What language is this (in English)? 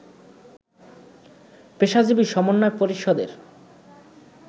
Bangla